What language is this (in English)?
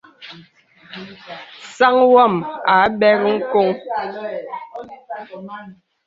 Bebele